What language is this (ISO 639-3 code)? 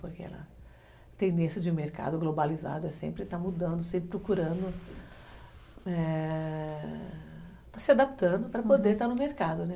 por